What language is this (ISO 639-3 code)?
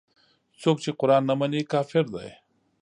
pus